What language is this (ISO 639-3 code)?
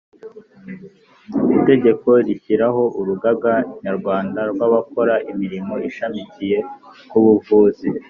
kin